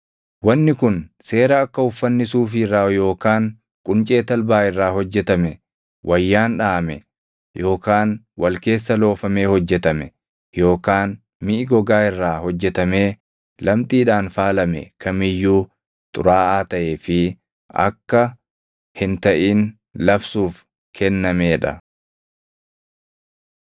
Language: Oromo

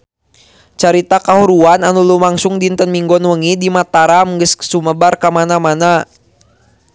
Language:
Sundanese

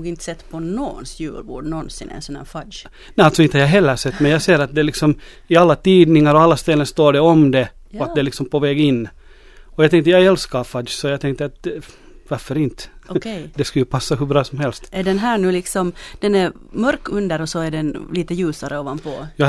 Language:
Swedish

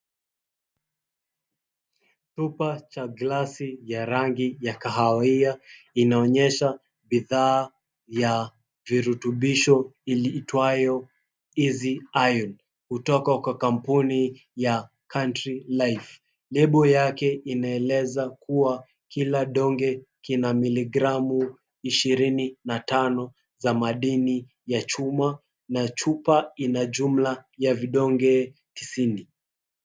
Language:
Swahili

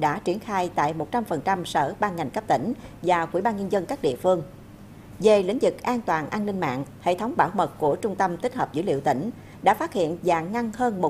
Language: Vietnamese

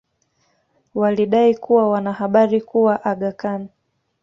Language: Swahili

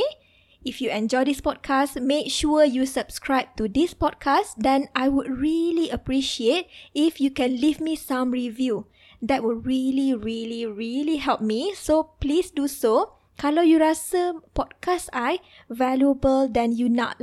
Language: Malay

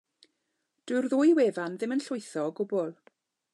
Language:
Welsh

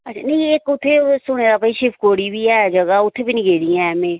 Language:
Dogri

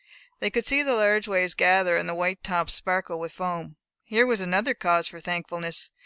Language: English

